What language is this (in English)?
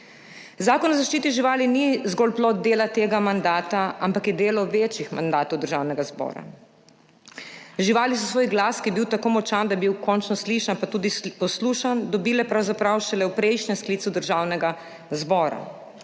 Slovenian